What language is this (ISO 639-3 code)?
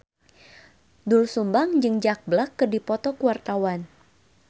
sun